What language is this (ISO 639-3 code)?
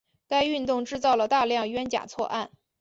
zho